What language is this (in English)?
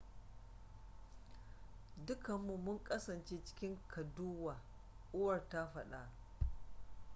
Hausa